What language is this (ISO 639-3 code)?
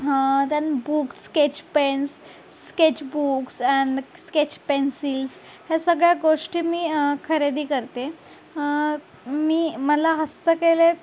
mar